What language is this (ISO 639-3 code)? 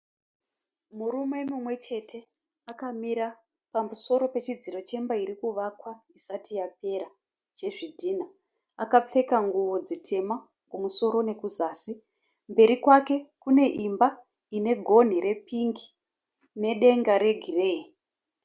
sna